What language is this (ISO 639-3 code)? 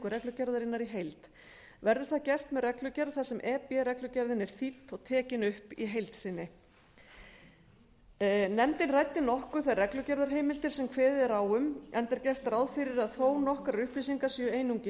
isl